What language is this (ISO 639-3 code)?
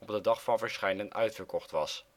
nld